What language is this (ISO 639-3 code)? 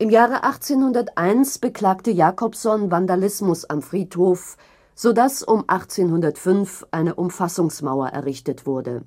deu